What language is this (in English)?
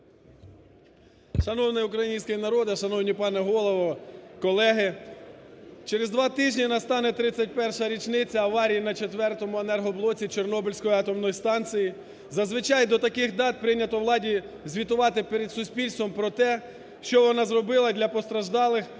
Ukrainian